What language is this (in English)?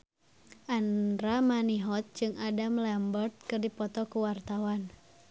Sundanese